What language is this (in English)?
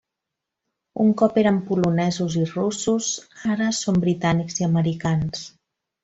Catalan